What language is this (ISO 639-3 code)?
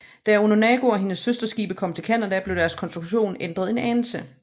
dan